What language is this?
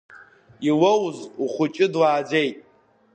Abkhazian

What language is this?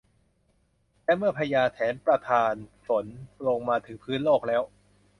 Thai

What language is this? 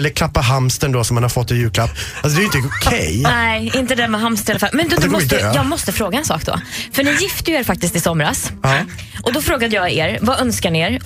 Swedish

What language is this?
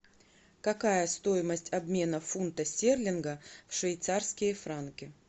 Russian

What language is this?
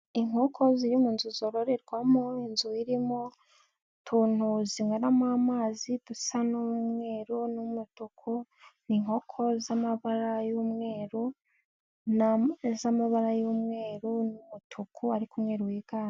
Kinyarwanda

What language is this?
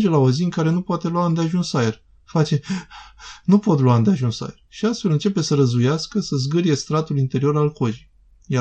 Romanian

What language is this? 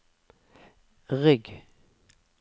Norwegian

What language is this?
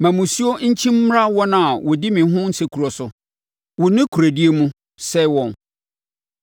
Akan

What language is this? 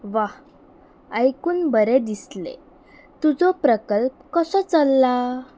Konkani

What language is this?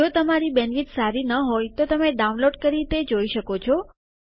Gujarati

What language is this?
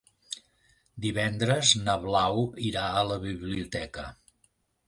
Catalan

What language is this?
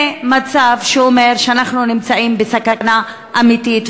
Hebrew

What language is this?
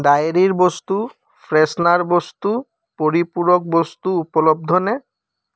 Assamese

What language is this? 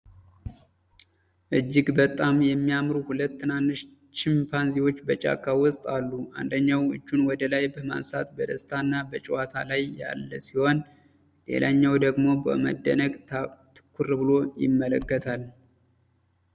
Amharic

